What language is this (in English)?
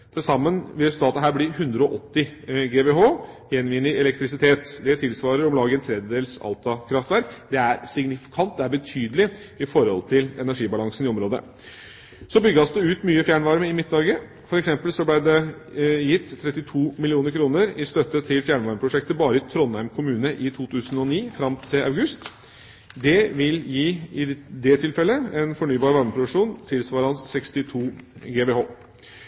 Norwegian Bokmål